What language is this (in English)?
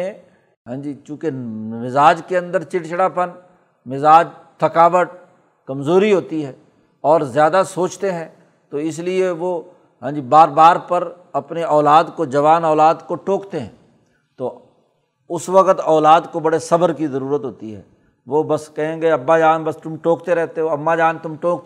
Urdu